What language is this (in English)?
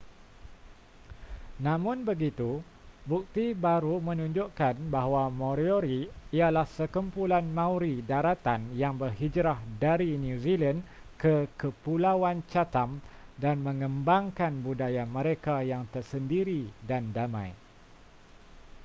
Malay